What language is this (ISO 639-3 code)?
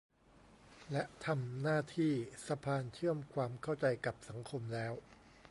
tha